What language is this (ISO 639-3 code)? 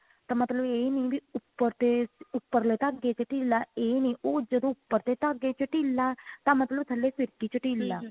pan